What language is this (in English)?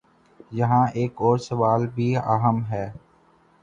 Urdu